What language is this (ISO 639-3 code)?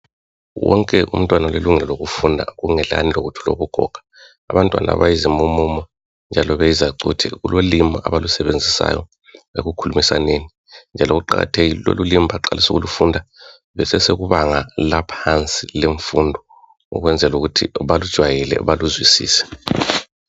nde